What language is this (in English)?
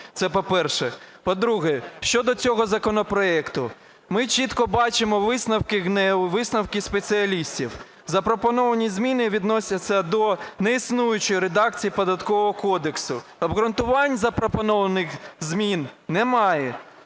Ukrainian